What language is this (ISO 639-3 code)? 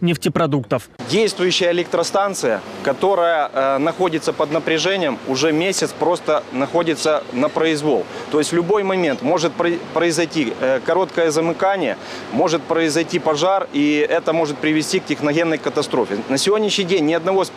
rus